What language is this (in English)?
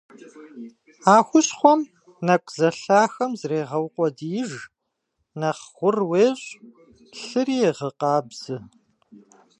Kabardian